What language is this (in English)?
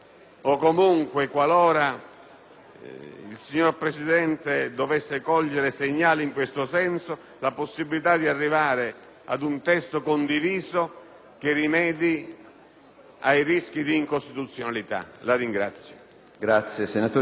Italian